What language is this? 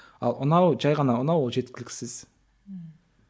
Kazakh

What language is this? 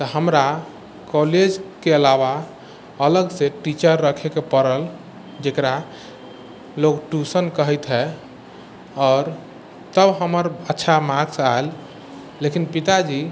Maithili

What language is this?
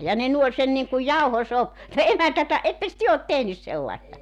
Finnish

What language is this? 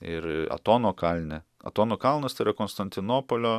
Lithuanian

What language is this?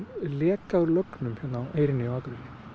Icelandic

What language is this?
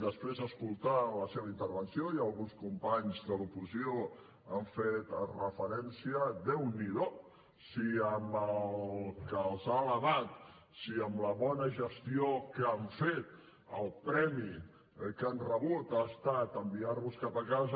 Catalan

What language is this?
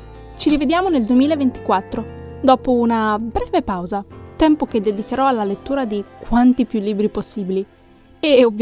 Italian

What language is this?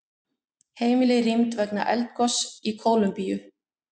Icelandic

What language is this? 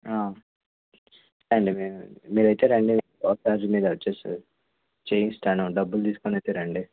Telugu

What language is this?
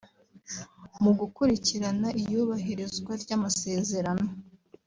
Kinyarwanda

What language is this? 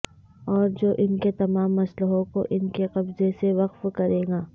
Urdu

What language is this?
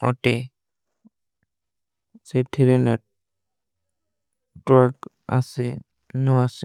Kui (India)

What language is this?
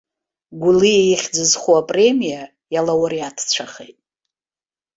Abkhazian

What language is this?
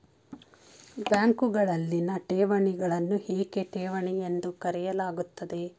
Kannada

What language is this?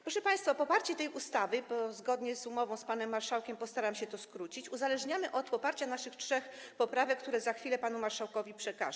Polish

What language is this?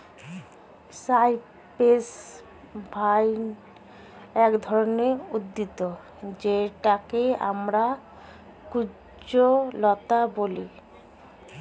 Bangla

